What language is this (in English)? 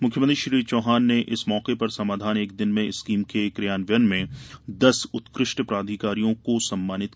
Hindi